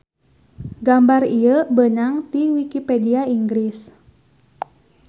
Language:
Sundanese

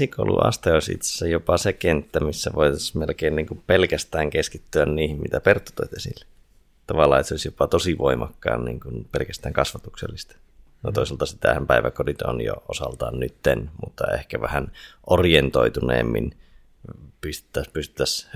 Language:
Finnish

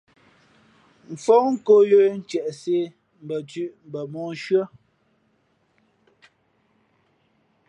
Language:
Fe'fe'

